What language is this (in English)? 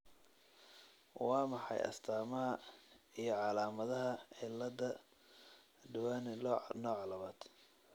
Somali